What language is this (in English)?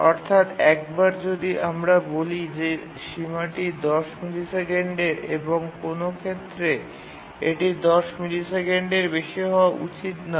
Bangla